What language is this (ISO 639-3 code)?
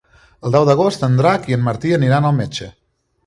cat